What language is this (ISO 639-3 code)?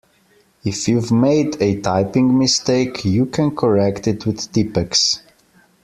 eng